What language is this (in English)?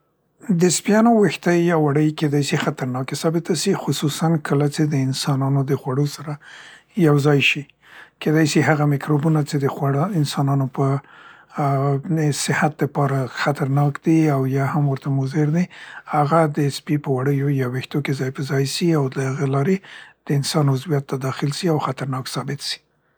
Central Pashto